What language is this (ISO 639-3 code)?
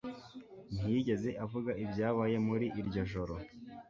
kin